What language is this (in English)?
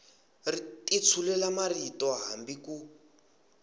Tsonga